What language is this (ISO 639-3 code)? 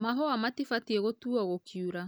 kik